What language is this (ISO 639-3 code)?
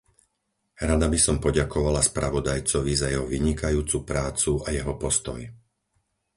slk